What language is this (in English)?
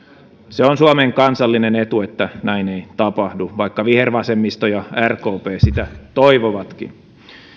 Finnish